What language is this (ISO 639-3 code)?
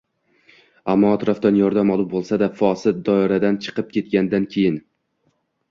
uzb